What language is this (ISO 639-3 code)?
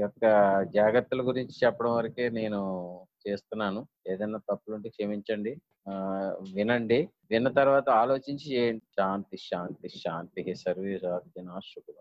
tel